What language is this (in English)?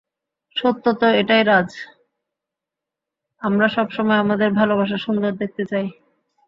Bangla